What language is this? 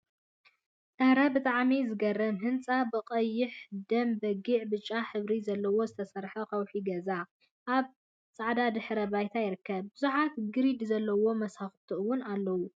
Tigrinya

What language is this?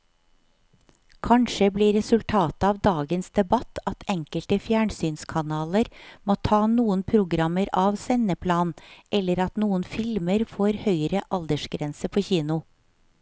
Norwegian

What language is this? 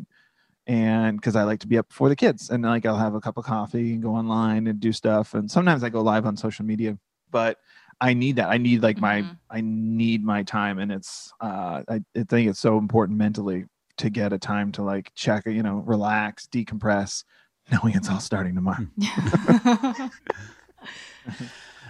English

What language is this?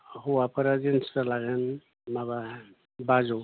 Bodo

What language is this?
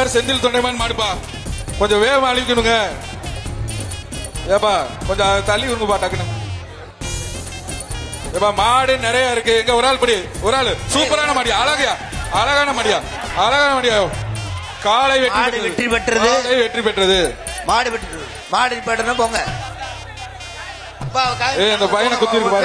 Tamil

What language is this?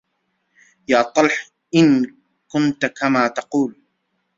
Arabic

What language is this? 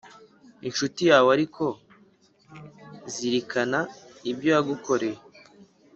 Kinyarwanda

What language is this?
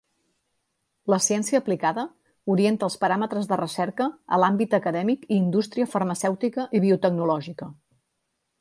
Catalan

